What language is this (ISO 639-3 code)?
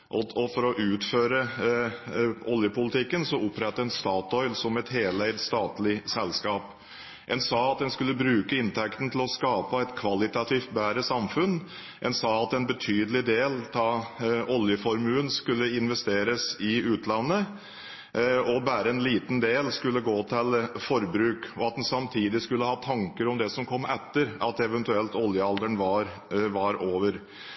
nob